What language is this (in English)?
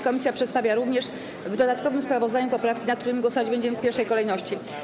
Polish